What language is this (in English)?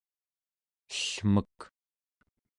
Central Yupik